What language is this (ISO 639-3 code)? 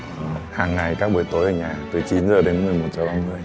vie